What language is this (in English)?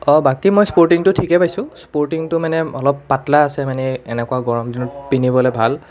Assamese